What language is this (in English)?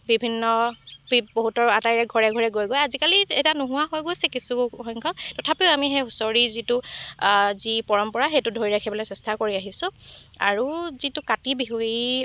Assamese